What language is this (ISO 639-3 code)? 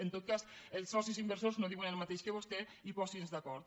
cat